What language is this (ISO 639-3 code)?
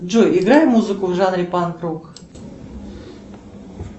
rus